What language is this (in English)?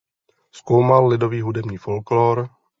Czech